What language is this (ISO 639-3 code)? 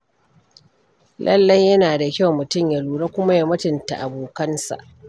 hau